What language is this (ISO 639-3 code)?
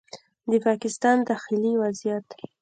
pus